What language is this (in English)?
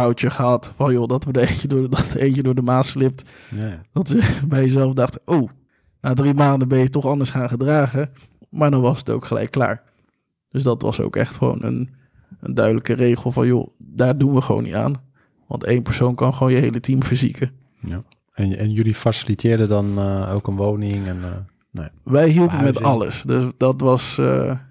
Dutch